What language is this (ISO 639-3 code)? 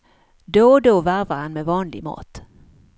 swe